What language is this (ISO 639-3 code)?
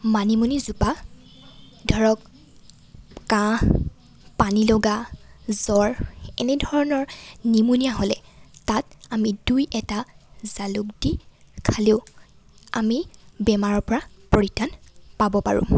asm